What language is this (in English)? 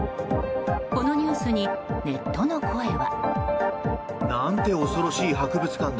Japanese